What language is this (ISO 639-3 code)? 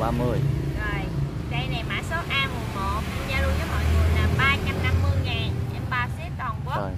vie